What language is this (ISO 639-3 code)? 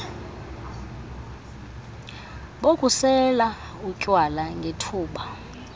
xho